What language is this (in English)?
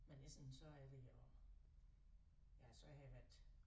Danish